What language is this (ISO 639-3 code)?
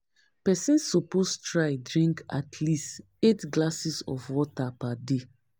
pcm